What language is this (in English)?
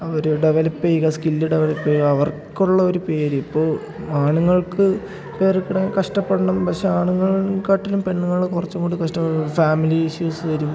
Malayalam